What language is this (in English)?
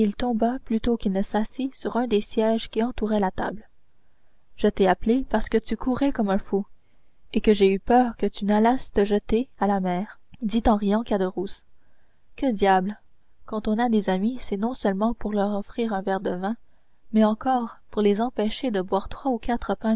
French